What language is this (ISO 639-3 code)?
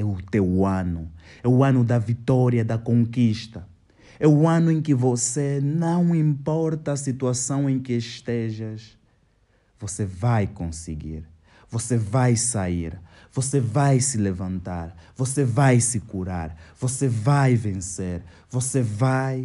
por